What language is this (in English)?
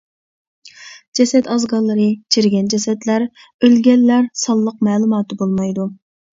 Uyghur